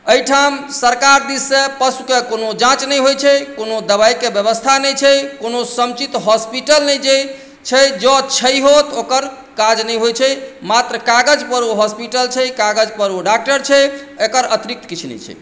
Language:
Maithili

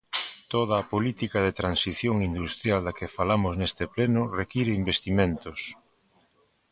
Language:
Galician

